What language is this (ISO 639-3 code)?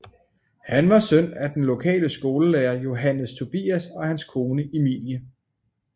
dan